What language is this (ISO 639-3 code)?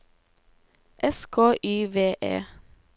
nor